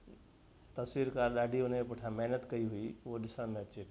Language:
Sindhi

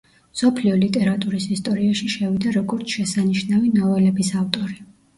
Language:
Georgian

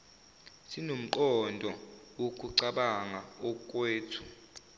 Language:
Zulu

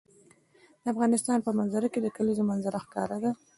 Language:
Pashto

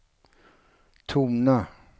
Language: Swedish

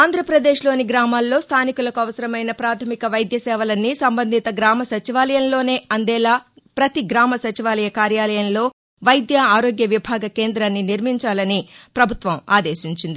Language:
Telugu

